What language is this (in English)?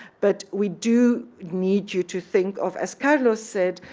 English